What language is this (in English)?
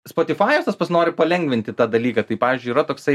Lithuanian